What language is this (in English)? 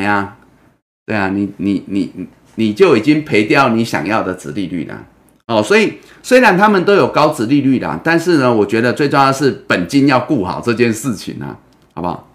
Chinese